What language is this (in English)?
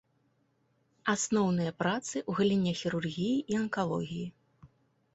Belarusian